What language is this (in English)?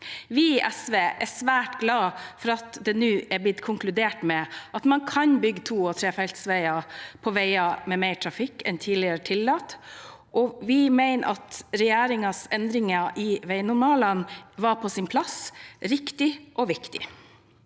Norwegian